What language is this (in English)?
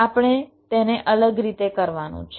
Gujarati